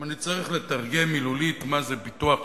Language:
Hebrew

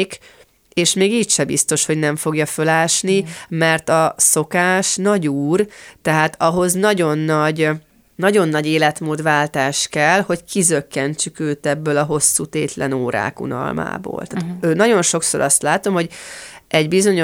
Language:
Hungarian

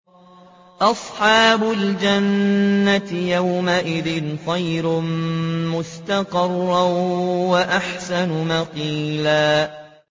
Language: Arabic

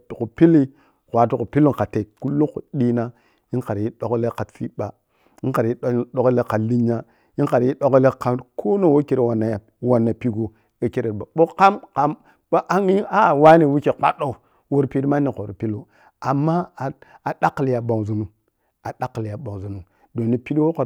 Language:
Piya-Kwonci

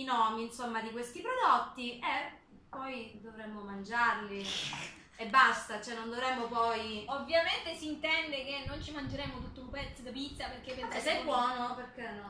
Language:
Italian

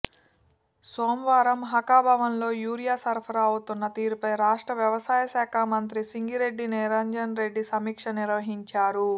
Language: Telugu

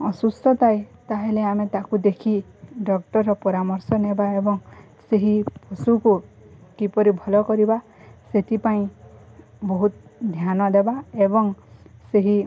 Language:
Odia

